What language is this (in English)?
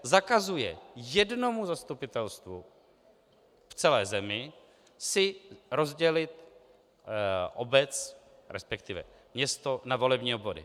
Czech